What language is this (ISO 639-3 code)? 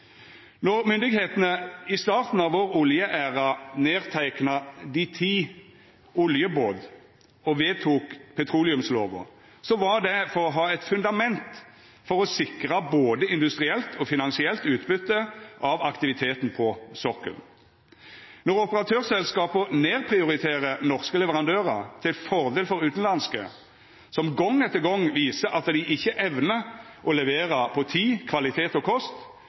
nno